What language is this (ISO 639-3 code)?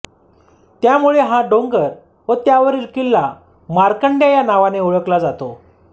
mar